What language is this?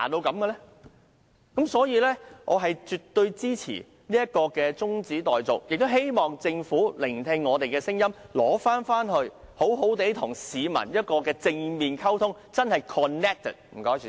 Cantonese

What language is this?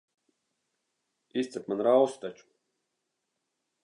Latvian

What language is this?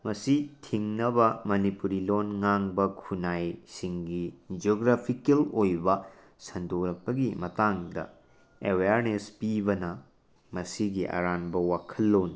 Manipuri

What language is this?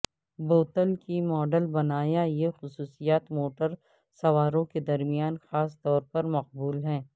Urdu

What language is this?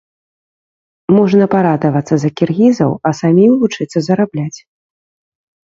Belarusian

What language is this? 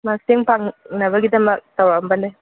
Manipuri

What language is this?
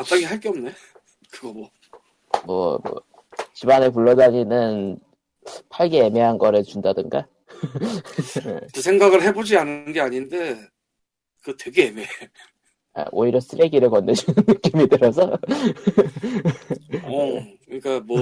Korean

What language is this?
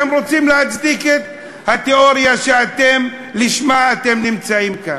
Hebrew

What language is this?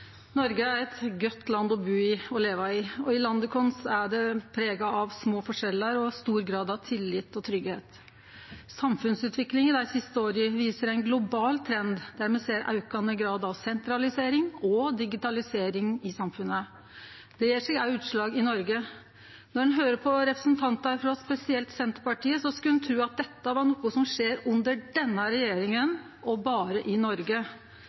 Norwegian Nynorsk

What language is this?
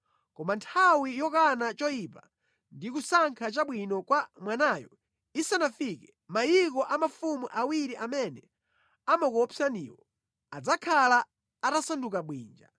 Nyanja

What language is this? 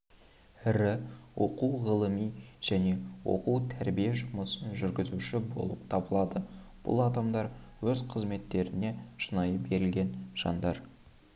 Kazakh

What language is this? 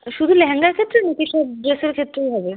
Bangla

